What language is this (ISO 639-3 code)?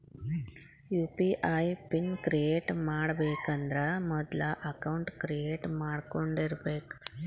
kan